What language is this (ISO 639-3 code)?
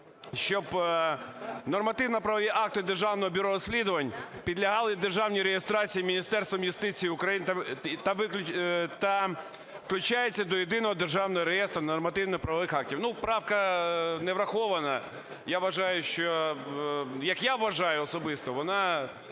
ukr